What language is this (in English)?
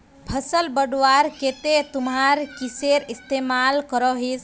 Magahi